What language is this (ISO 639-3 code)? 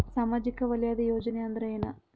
kan